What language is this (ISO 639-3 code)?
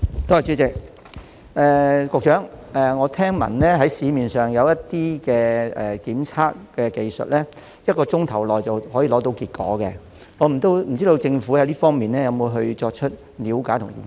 yue